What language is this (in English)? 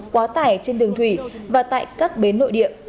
Vietnamese